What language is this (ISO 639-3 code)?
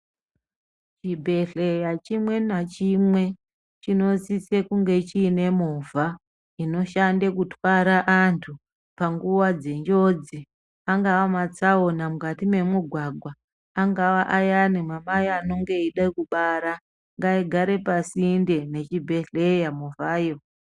ndc